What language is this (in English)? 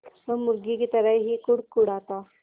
Hindi